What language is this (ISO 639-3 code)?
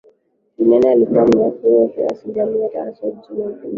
swa